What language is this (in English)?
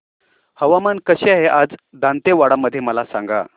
Marathi